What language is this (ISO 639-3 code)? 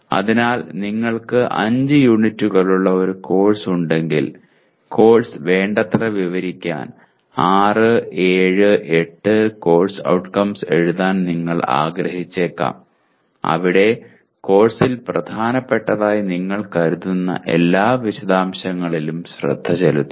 mal